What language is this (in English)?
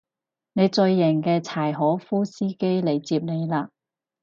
Cantonese